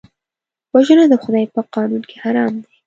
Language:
Pashto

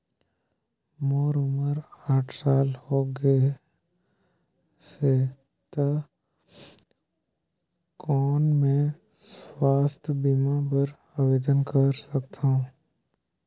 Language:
Chhattisgarhi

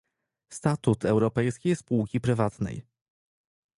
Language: Polish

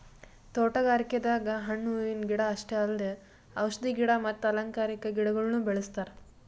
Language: Kannada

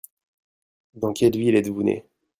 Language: French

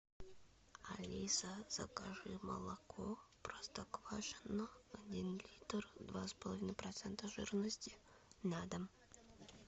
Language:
Russian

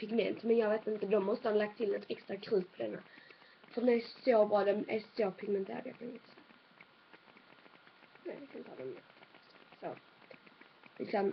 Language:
Swedish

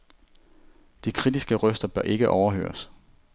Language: Danish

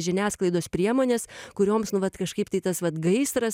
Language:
Lithuanian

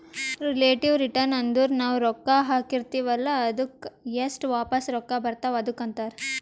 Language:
Kannada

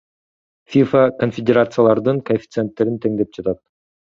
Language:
Kyrgyz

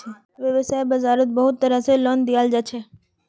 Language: Magahi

